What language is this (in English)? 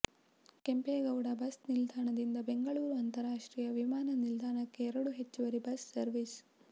Kannada